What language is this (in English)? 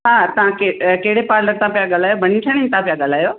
Sindhi